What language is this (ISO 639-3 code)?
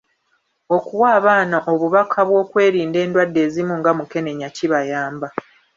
lug